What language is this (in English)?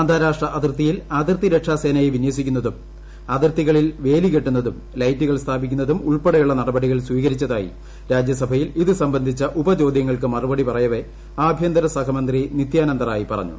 Malayalam